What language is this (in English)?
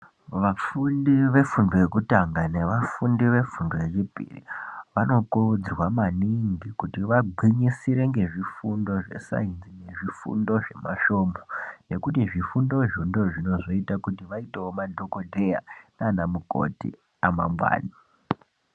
Ndau